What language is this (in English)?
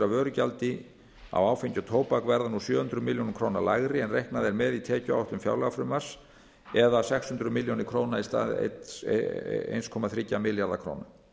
Icelandic